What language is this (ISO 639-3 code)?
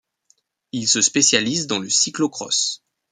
fra